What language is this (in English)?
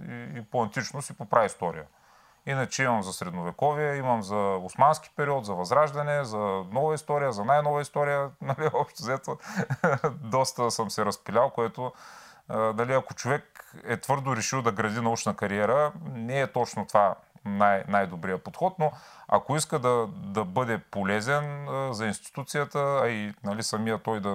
Bulgarian